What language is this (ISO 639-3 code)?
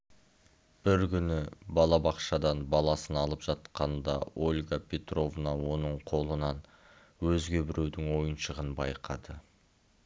kaz